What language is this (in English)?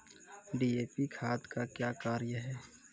Maithili